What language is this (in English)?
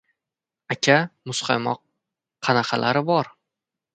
Uzbek